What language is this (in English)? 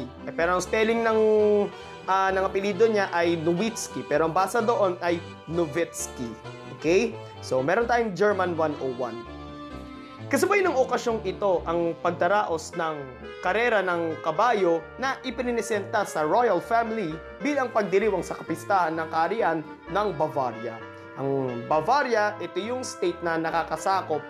Filipino